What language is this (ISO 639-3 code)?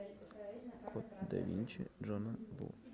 rus